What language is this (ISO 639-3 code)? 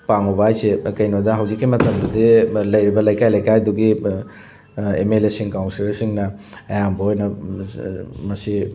mni